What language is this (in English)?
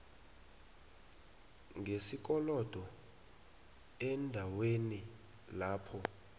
South Ndebele